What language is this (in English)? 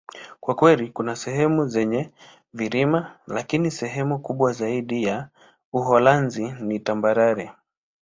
Swahili